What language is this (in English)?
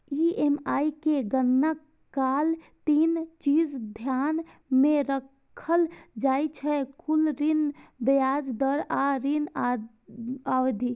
Maithili